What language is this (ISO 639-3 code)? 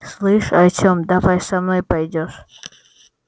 rus